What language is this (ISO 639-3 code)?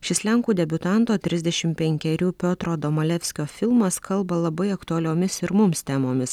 lit